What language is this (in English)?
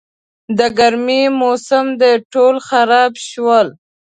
Pashto